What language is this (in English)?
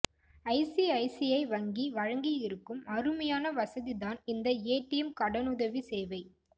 Tamil